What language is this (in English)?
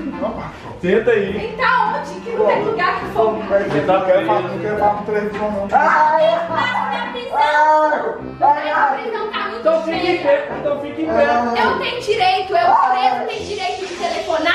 Portuguese